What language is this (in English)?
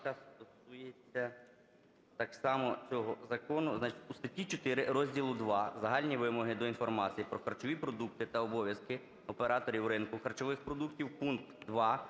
Ukrainian